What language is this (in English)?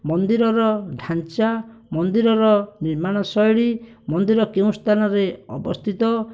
Odia